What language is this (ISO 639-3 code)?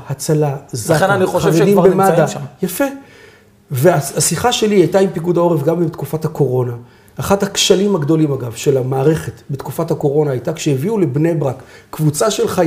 heb